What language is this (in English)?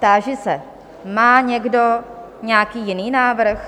Czech